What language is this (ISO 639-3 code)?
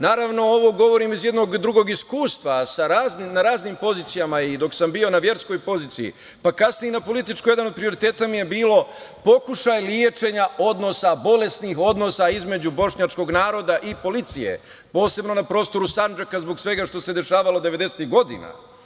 srp